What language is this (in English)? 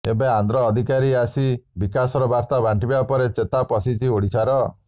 Odia